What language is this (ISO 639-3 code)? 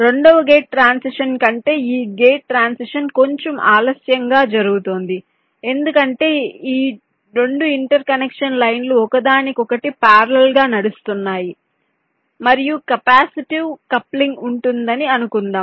tel